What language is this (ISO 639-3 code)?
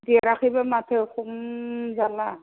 brx